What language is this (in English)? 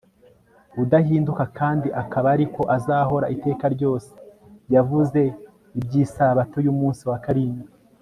Kinyarwanda